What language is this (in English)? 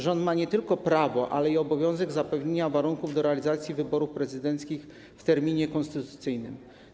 Polish